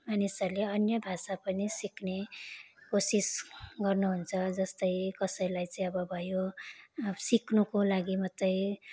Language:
Nepali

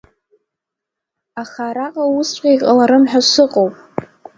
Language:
Abkhazian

